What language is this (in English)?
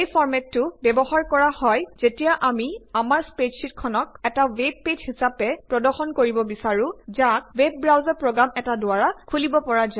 Assamese